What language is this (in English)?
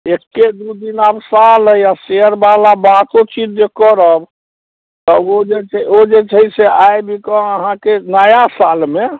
Maithili